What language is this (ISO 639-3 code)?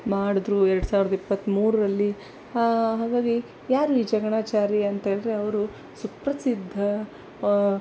kan